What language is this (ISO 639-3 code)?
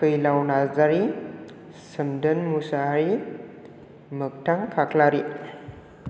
brx